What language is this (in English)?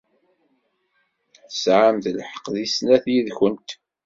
Kabyle